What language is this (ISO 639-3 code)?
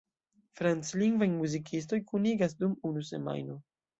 epo